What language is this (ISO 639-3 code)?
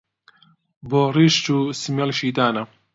ckb